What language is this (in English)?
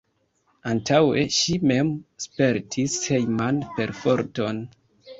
Esperanto